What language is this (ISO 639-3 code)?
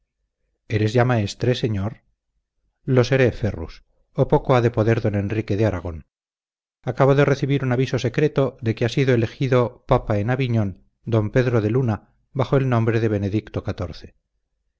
spa